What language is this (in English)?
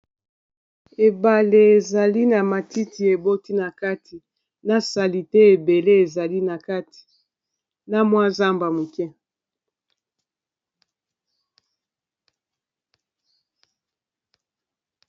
Lingala